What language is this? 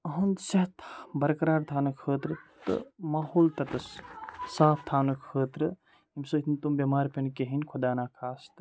Kashmiri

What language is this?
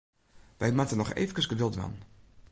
Western Frisian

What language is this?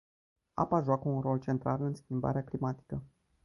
Romanian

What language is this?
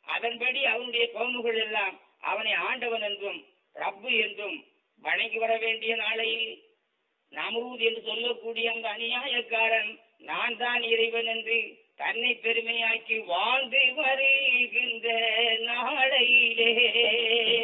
Tamil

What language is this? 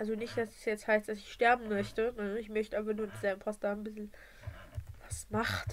German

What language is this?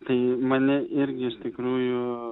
Lithuanian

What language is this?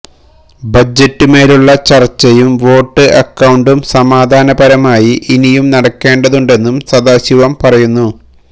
Malayalam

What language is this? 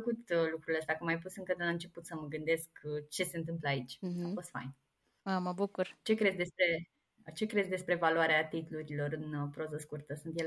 Romanian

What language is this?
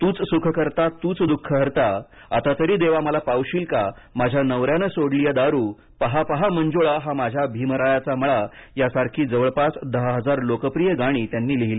Marathi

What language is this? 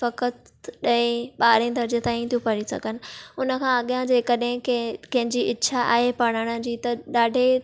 Sindhi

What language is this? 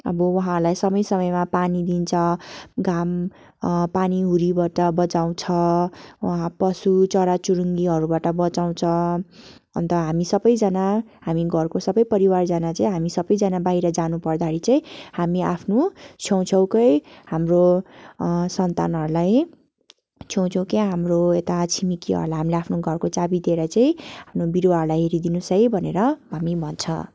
Nepali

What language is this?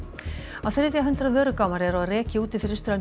Icelandic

